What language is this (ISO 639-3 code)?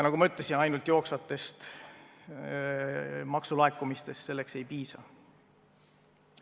est